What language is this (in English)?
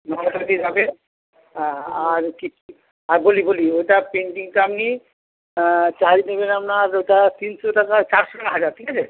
Bangla